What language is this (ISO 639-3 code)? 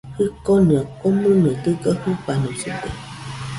hux